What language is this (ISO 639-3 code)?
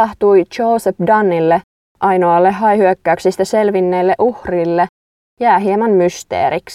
fin